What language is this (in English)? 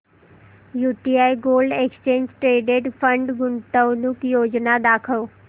Marathi